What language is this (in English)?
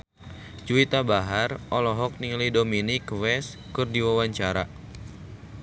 Sundanese